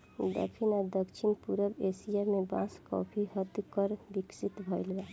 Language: Bhojpuri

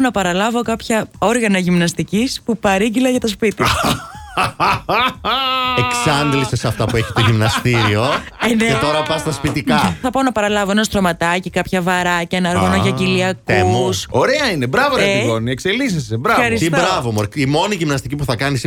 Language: Greek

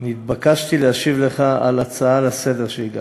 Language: Hebrew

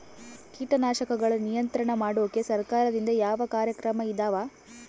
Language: Kannada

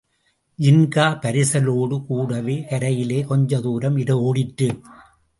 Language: Tamil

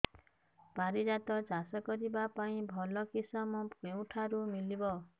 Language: Odia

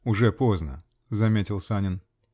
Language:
Russian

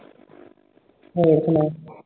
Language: Punjabi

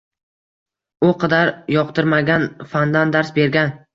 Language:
Uzbek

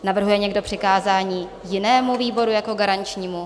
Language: Czech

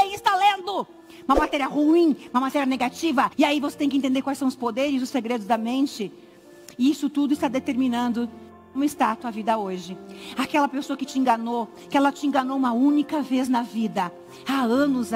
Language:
Portuguese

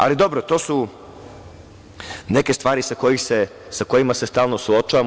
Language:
Serbian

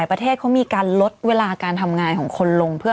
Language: Thai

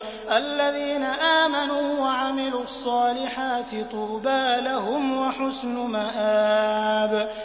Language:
Arabic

